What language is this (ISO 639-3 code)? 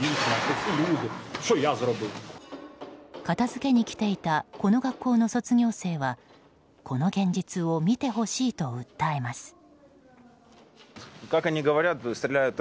jpn